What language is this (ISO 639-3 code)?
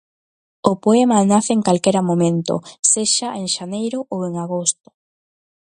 glg